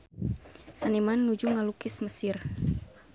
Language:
Sundanese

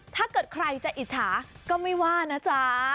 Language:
Thai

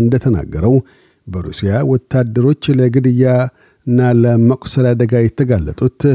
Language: Amharic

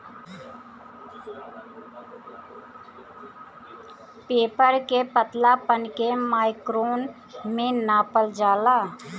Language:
Bhojpuri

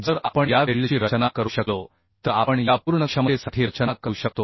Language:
Marathi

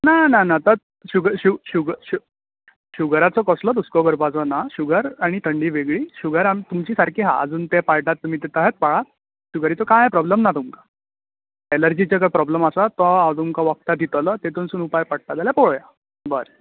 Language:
Konkani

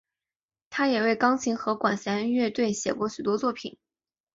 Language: Chinese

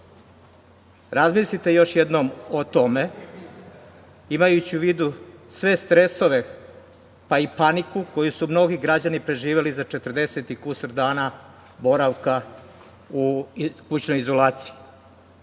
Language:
Serbian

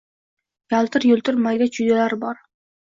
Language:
Uzbek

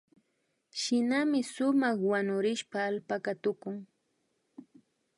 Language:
Imbabura Highland Quichua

